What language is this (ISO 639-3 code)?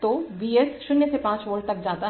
hin